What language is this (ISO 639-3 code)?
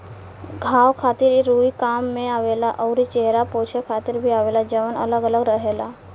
bho